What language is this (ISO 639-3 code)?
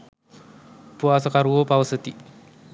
sin